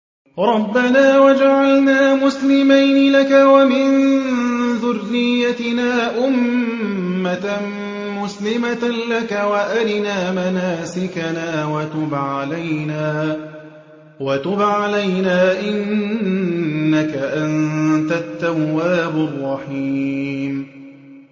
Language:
Arabic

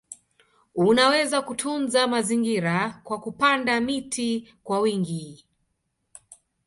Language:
Swahili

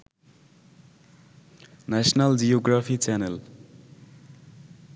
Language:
Bangla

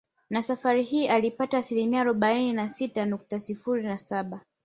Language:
Swahili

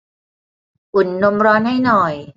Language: Thai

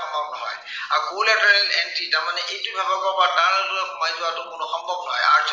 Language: Assamese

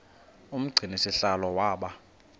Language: Xhosa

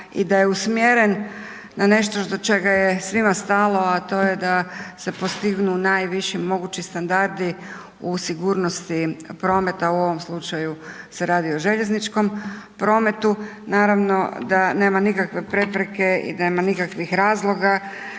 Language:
Croatian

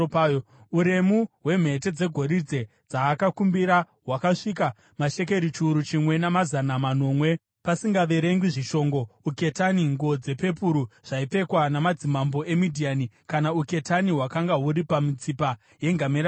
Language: Shona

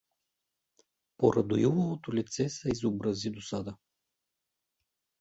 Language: Bulgarian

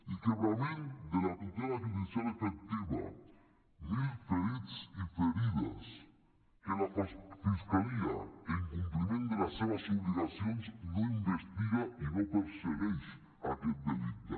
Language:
Catalan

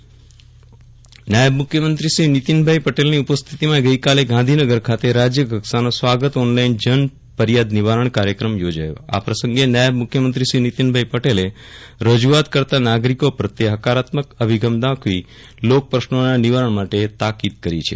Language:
Gujarati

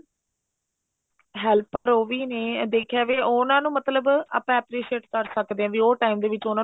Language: Punjabi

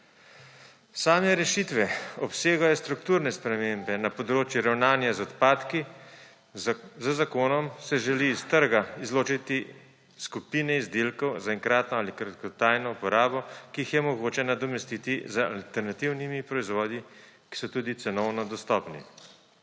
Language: Slovenian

